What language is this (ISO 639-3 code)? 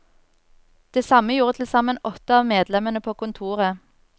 nor